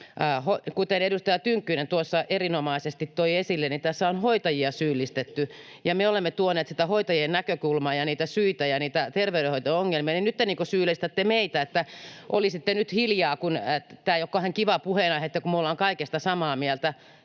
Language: Finnish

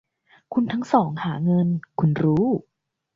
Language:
Thai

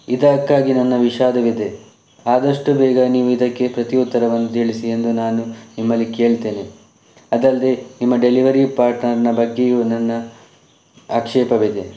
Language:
Kannada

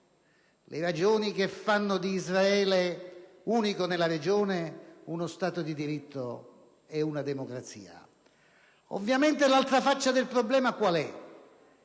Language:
Italian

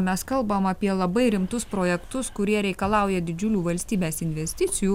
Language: Lithuanian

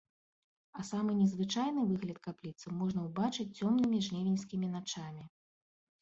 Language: Belarusian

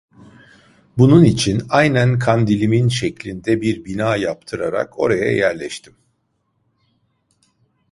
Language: Turkish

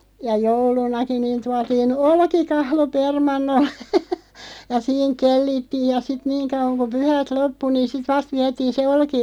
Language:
Finnish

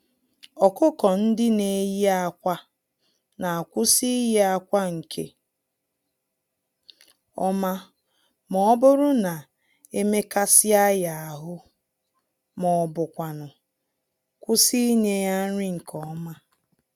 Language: Igbo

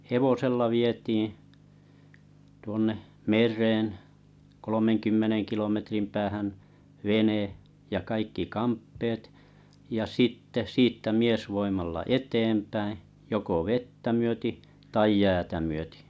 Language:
Finnish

